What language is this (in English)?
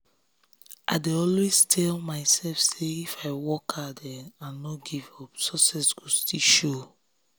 Nigerian Pidgin